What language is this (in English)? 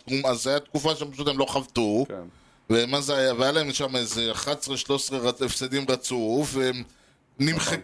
Hebrew